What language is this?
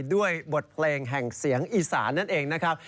Thai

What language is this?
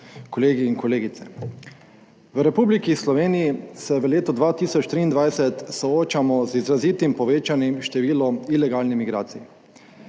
Slovenian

